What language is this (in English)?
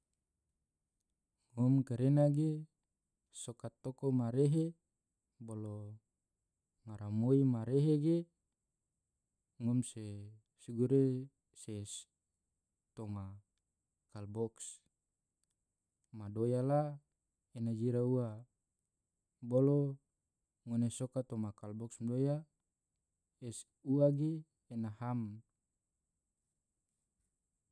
Tidore